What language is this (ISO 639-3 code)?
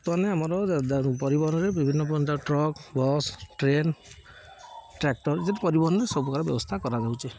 ori